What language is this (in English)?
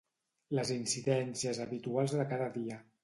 Catalan